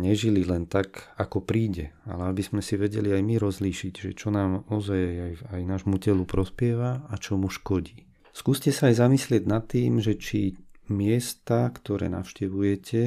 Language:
Slovak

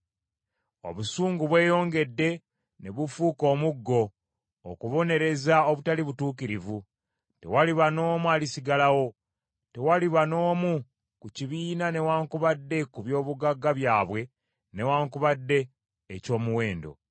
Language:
Ganda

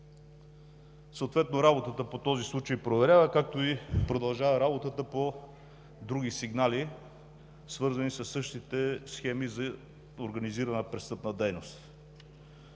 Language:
Bulgarian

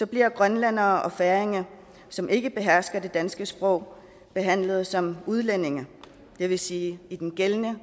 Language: Danish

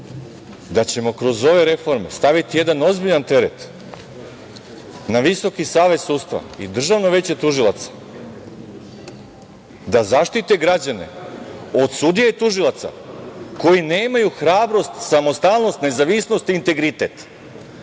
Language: Serbian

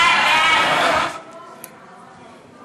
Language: Hebrew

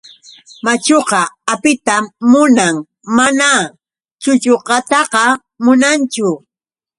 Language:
Yauyos Quechua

